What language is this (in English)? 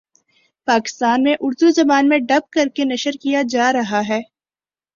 Urdu